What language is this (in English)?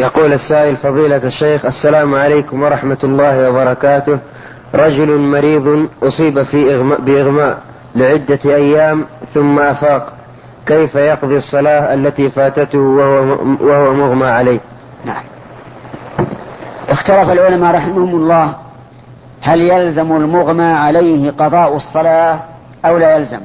Arabic